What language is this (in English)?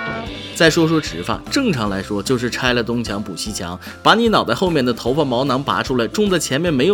Chinese